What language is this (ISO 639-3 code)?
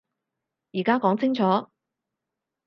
yue